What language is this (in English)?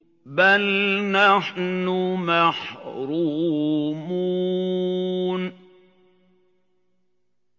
Arabic